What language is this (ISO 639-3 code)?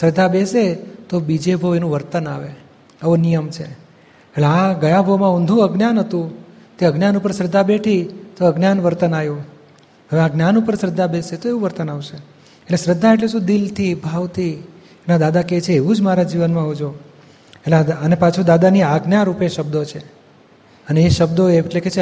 guj